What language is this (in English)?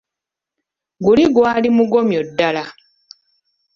Ganda